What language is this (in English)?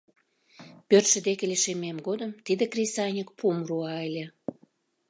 Mari